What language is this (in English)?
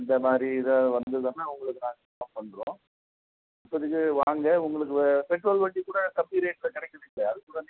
Tamil